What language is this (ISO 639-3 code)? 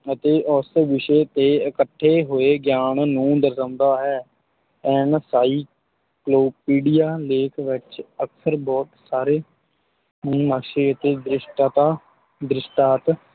pan